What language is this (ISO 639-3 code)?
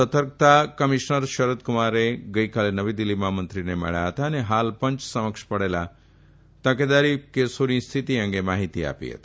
guj